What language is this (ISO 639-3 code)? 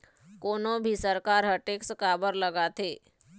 hne